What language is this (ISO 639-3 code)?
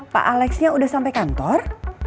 ind